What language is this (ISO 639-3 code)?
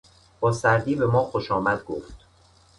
fas